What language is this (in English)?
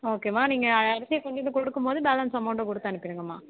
Tamil